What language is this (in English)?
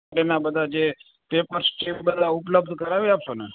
Gujarati